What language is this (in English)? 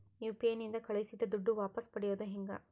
Kannada